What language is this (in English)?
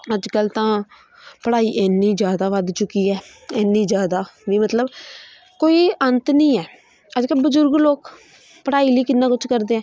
Punjabi